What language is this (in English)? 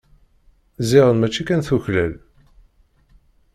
Kabyle